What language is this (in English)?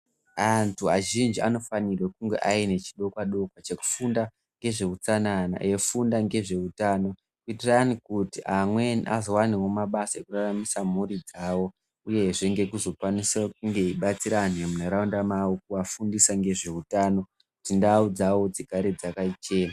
Ndau